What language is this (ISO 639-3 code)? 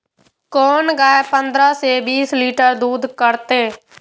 mai